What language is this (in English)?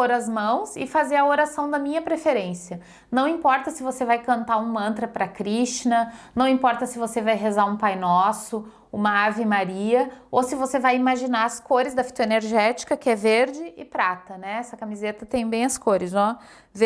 Portuguese